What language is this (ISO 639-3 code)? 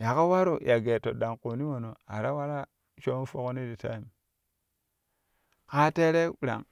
kuh